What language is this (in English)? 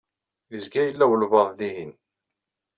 Kabyle